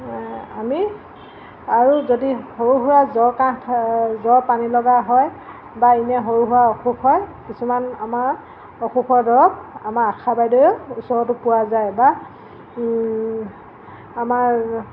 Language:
Assamese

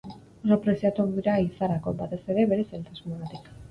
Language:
Basque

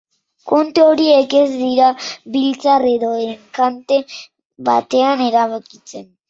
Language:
Basque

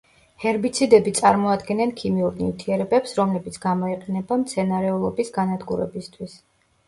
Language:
Georgian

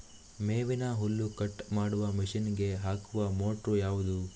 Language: Kannada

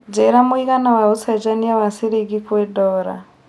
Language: Kikuyu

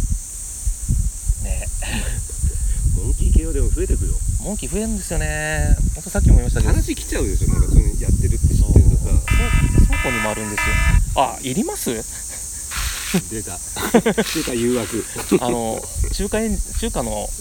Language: Japanese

